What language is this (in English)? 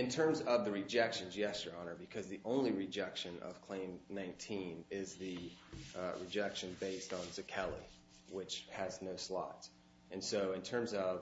English